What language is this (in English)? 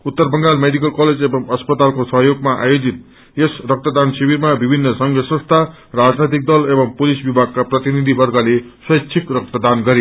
Nepali